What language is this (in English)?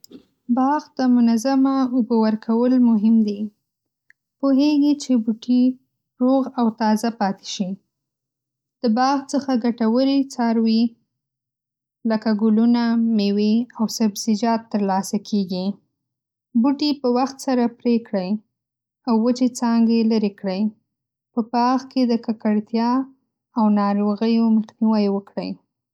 Pashto